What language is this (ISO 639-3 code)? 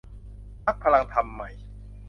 tha